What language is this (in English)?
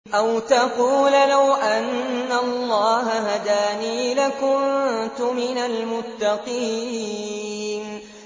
Arabic